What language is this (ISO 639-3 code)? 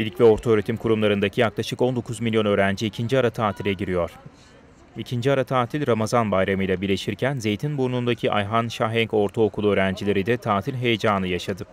tur